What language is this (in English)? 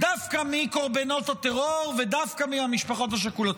Hebrew